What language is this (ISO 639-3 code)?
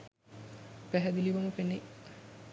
sin